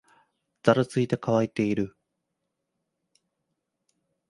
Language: Japanese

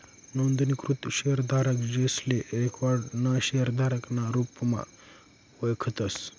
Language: Marathi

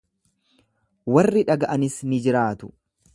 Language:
Oromo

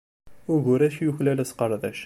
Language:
Kabyle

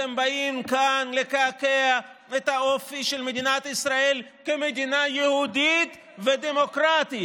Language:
Hebrew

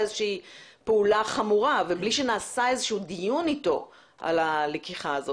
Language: Hebrew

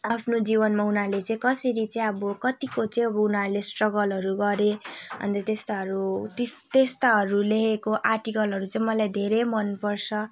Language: Nepali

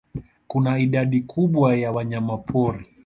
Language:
Swahili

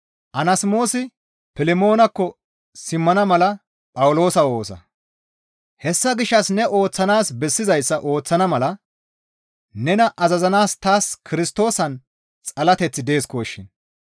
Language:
Gamo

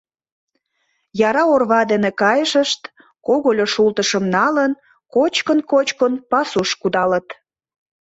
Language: Mari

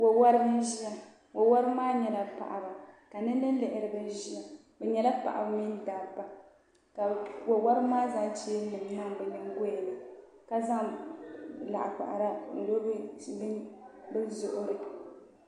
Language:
Dagbani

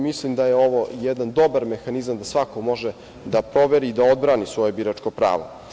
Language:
Serbian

